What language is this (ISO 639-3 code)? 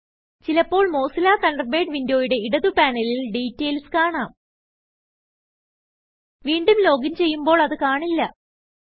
mal